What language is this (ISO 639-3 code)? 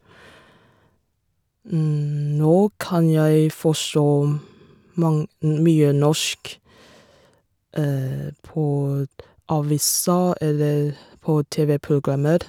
nor